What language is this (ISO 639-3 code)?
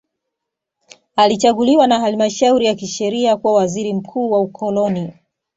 swa